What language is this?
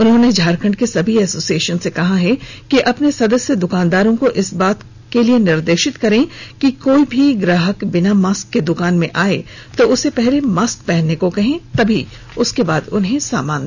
Hindi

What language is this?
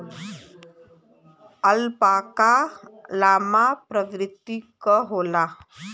Bhojpuri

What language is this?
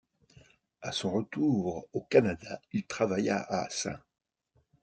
French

